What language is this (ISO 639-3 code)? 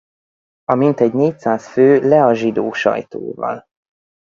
hun